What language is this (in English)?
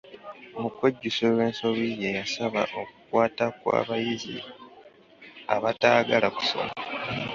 Ganda